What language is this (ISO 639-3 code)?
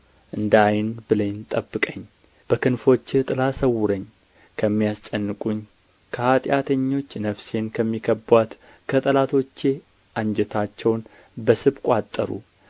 amh